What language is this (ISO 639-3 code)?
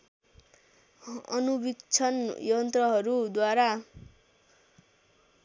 nep